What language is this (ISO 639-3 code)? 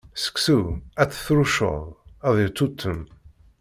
kab